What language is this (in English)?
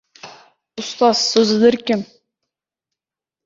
Uzbek